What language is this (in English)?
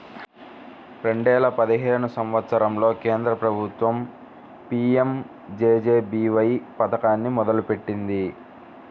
Telugu